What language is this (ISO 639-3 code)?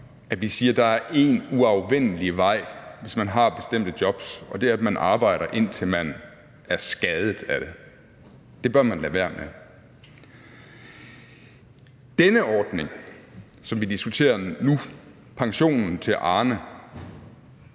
dan